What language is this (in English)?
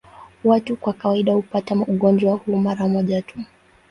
Swahili